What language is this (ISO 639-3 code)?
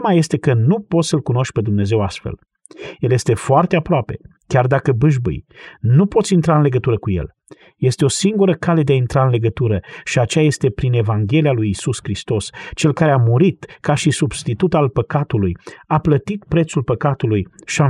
ron